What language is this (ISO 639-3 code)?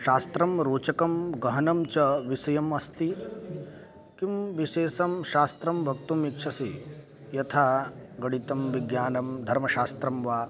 san